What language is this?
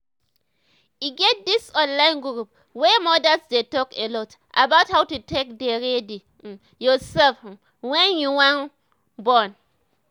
Nigerian Pidgin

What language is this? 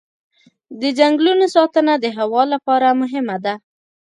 Pashto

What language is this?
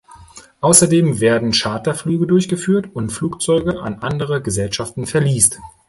German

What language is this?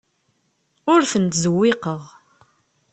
Kabyle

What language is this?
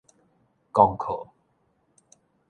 Min Nan Chinese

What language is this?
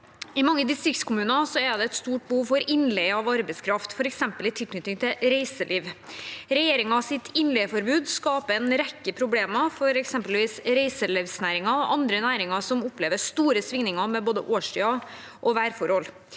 Norwegian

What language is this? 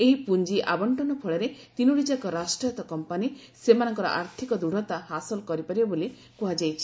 Odia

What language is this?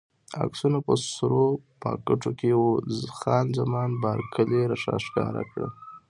Pashto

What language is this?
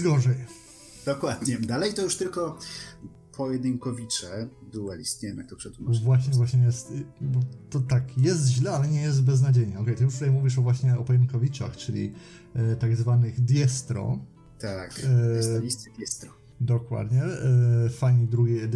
Polish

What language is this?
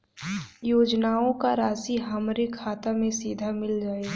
Bhojpuri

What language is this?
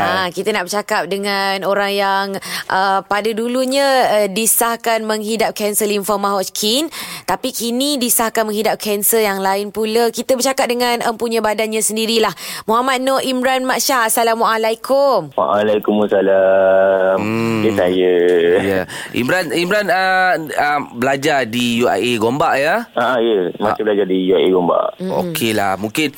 Malay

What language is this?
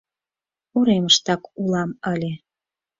Mari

